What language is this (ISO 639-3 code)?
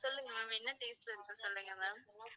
tam